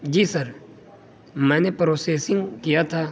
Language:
Urdu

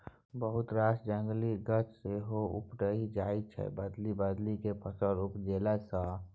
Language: Maithili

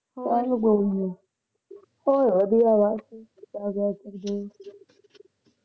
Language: Punjabi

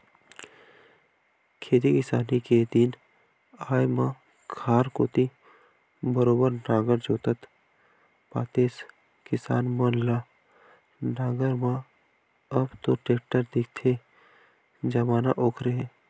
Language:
Chhattisgarhi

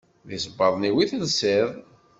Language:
Kabyle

